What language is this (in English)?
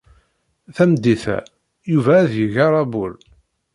Kabyle